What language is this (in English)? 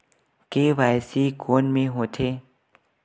Chhattisgarhi